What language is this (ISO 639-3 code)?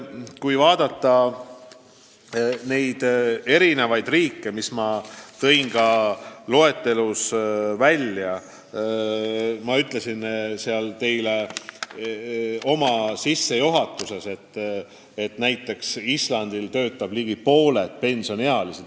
est